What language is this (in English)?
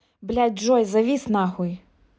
Russian